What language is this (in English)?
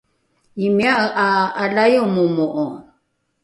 Rukai